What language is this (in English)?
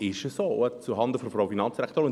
Swiss German